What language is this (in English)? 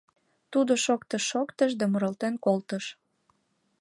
Mari